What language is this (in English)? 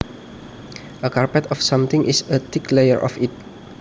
Javanese